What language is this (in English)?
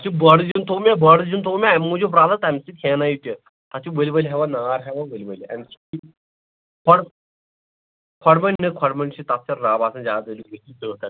Kashmiri